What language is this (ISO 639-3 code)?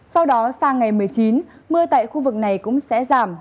vie